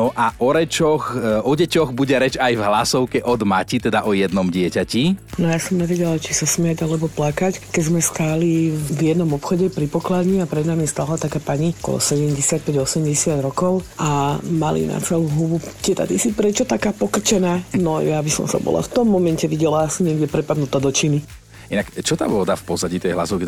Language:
Slovak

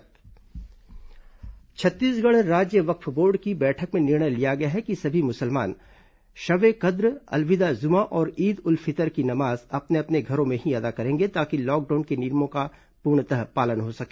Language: Hindi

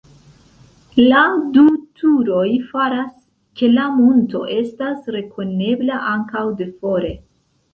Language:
Esperanto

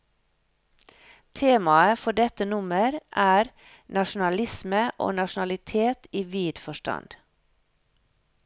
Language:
Norwegian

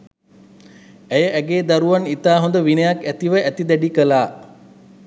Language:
Sinhala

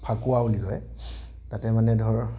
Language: Assamese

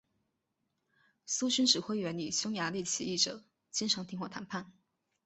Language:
Chinese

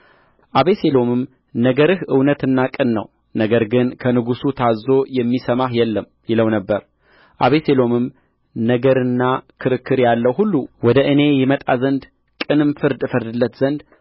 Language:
Amharic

